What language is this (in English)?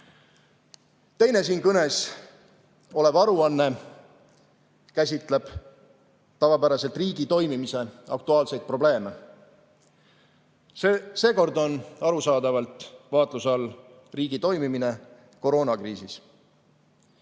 Estonian